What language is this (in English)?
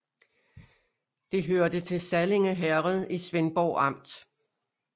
Danish